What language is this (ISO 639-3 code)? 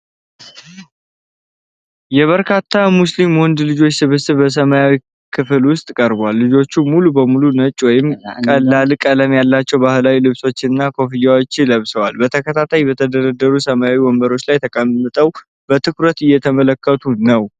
amh